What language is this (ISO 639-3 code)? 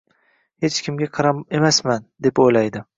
uzb